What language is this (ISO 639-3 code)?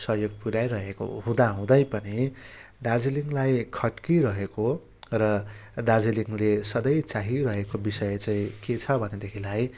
nep